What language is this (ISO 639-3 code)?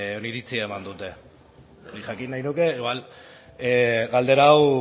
eus